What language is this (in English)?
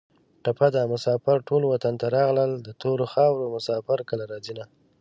Pashto